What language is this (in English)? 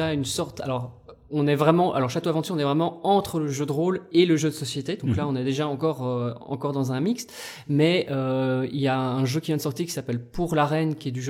French